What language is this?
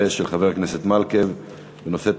Hebrew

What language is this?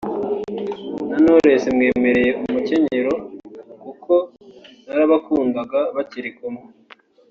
Kinyarwanda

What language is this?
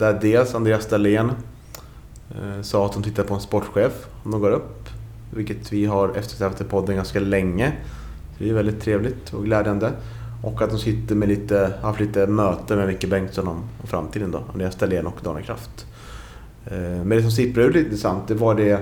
Swedish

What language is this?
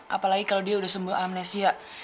Indonesian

